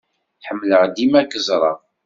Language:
Kabyle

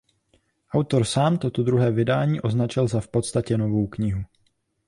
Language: Czech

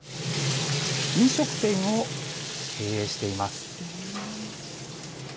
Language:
Japanese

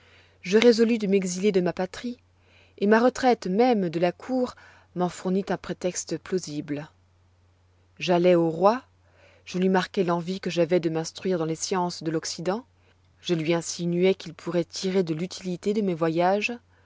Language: French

